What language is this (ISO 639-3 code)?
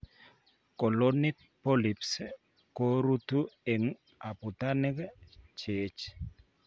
kln